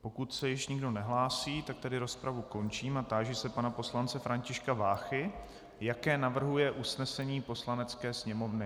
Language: Czech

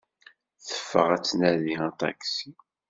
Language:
Kabyle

